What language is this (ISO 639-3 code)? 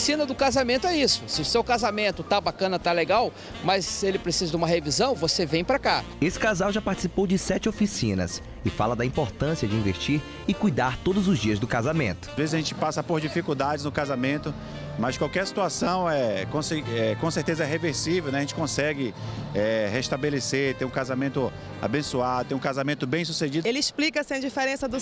por